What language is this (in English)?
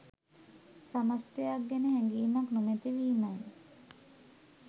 Sinhala